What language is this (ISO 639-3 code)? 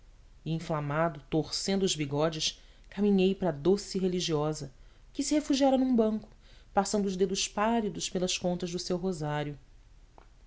por